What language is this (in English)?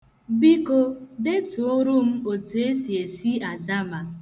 Igbo